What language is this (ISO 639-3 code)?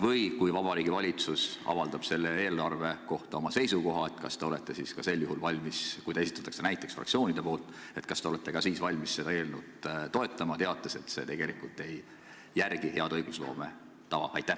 est